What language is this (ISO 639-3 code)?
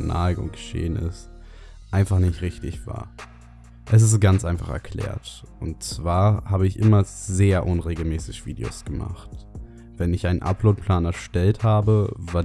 deu